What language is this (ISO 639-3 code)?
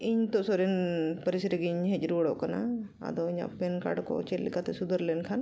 sat